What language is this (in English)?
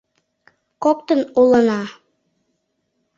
Mari